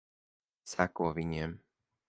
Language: Latvian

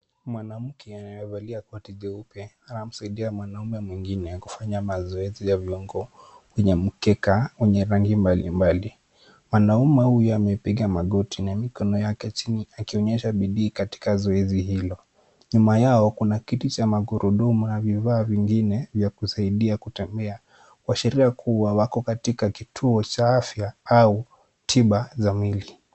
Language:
Swahili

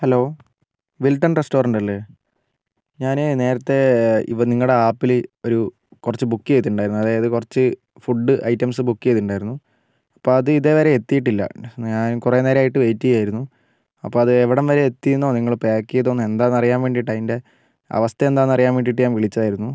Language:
Malayalam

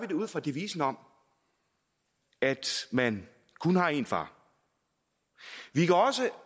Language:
Danish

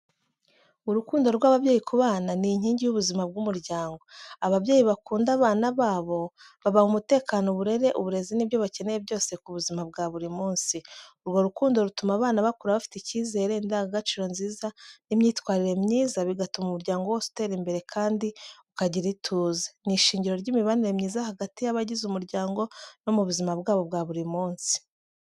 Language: Kinyarwanda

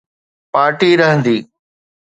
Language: Sindhi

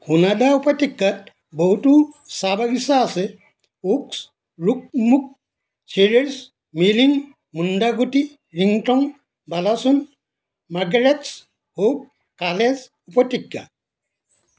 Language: Assamese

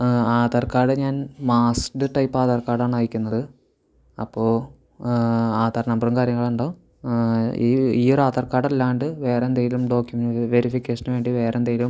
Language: Malayalam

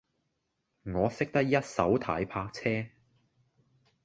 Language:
Cantonese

